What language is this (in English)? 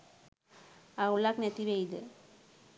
Sinhala